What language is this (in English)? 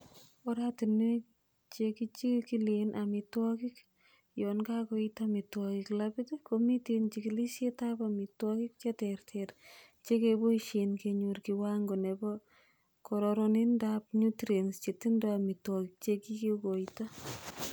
Kalenjin